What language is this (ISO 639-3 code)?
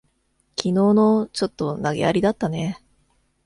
jpn